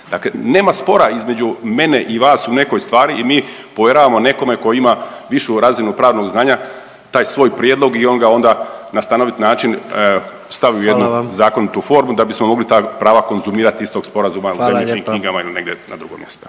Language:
Croatian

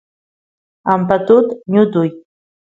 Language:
Santiago del Estero Quichua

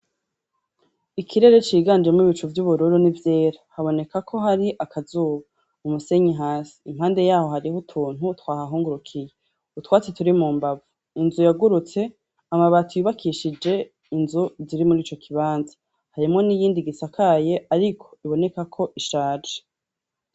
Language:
Rundi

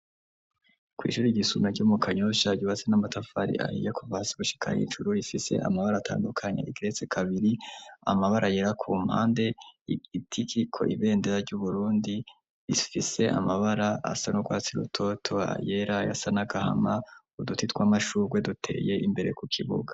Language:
Rundi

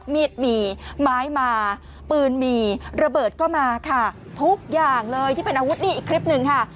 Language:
Thai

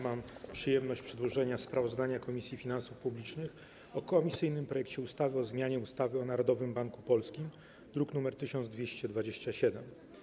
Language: Polish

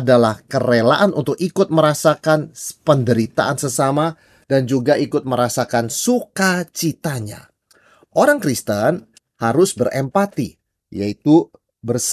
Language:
Indonesian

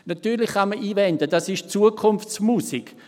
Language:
Swiss German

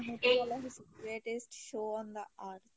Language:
Bangla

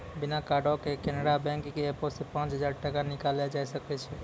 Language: Maithili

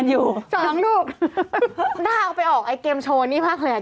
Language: Thai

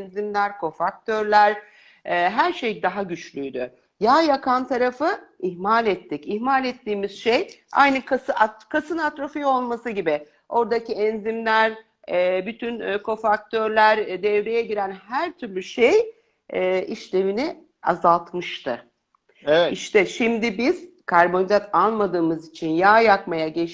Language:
Turkish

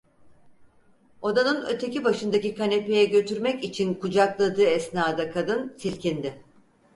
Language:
Turkish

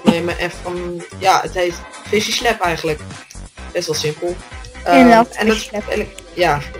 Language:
Dutch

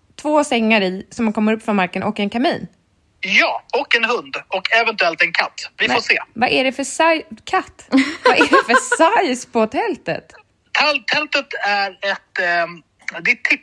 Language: Swedish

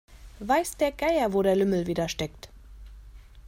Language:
German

